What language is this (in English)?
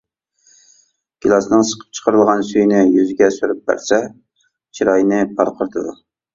Uyghur